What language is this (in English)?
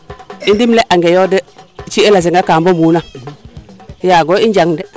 Serer